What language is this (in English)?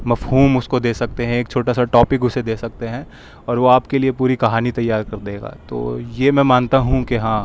Urdu